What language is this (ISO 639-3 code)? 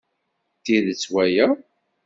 kab